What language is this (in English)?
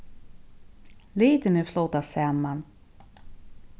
Faroese